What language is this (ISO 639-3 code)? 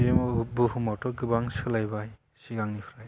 brx